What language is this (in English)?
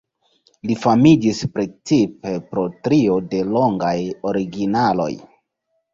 Esperanto